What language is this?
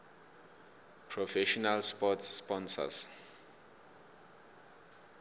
South Ndebele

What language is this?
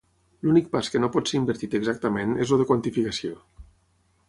Catalan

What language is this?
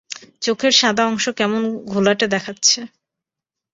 Bangla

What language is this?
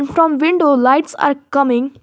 English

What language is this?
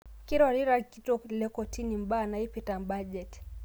Masai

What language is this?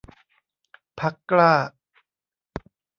Thai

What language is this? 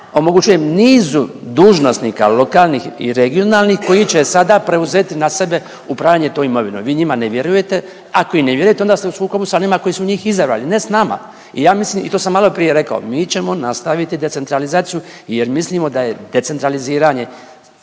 Croatian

